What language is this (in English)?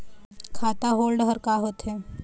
Chhattisgarhi